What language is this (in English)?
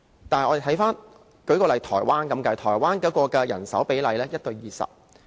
Cantonese